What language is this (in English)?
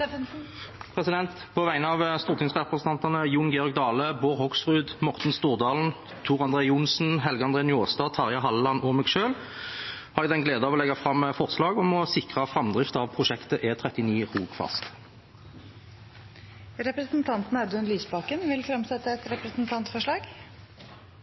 Norwegian Nynorsk